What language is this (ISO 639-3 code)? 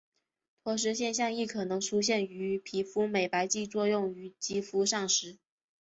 zho